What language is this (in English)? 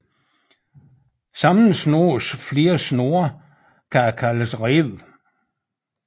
Danish